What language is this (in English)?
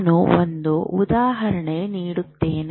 Kannada